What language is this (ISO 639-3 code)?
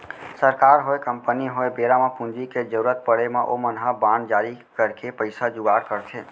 hne